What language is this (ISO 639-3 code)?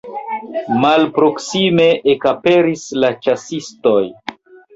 epo